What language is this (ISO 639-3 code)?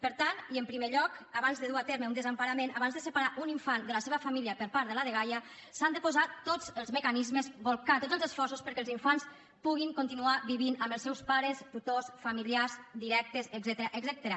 cat